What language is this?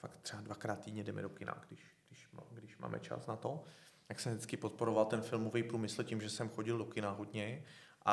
Czech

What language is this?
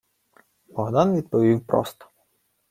Ukrainian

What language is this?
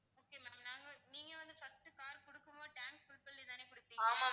Tamil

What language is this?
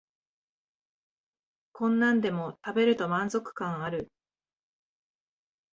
Japanese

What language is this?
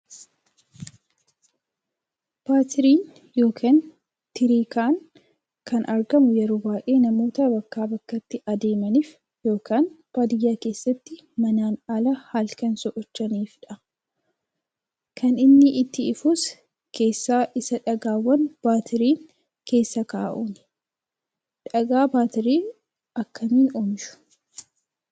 Oromo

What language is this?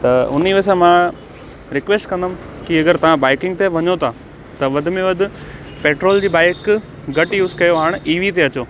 Sindhi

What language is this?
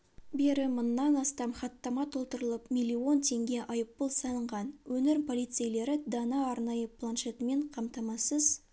Kazakh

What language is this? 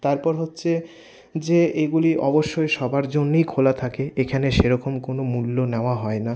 Bangla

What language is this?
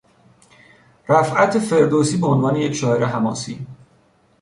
Persian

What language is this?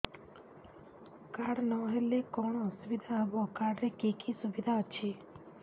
Odia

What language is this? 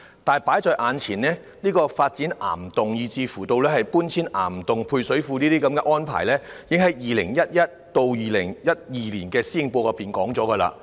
Cantonese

